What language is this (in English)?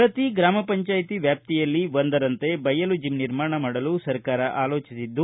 Kannada